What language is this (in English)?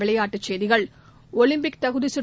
Tamil